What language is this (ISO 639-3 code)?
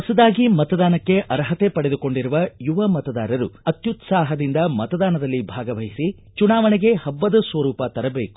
kan